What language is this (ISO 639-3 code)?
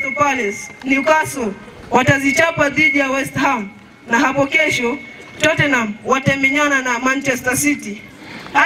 eng